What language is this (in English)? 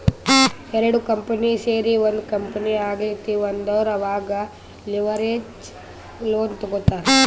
Kannada